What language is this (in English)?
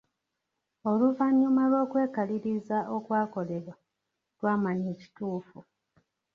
Ganda